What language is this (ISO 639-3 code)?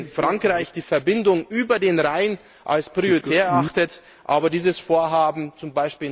deu